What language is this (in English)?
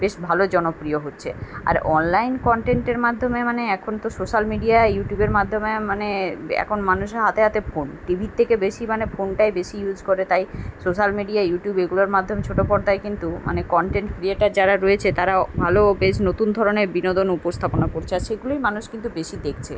Bangla